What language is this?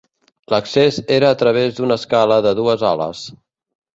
Catalan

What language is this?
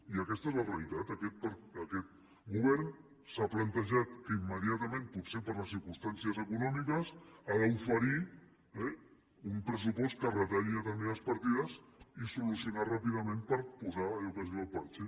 Catalan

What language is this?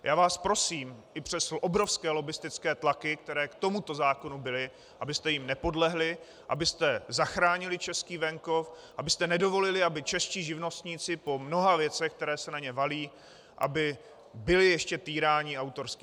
Czech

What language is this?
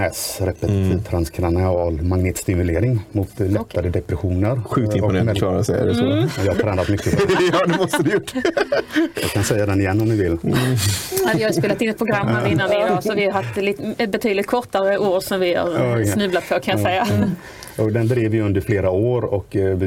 Swedish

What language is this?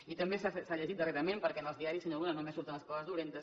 Catalan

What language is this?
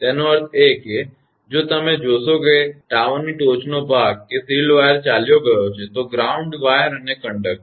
Gujarati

